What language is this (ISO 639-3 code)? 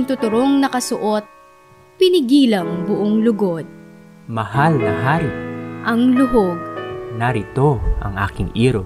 fil